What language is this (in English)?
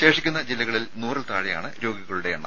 Malayalam